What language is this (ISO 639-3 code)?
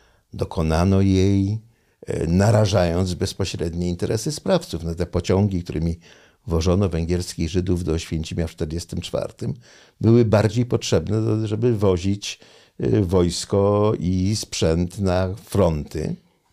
pol